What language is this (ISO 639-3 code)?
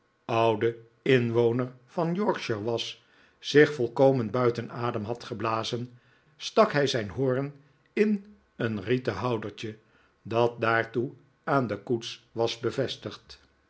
nld